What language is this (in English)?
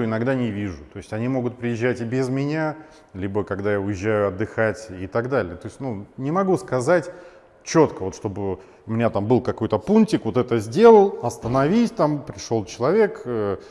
Russian